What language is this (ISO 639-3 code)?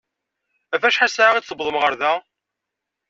kab